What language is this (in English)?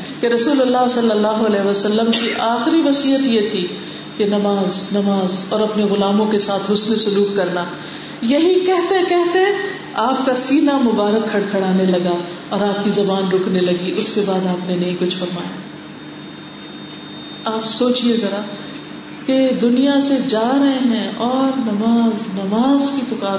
Urdu